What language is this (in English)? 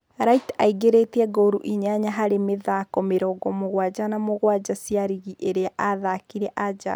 Kikuyu